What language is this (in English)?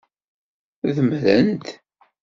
Kabyle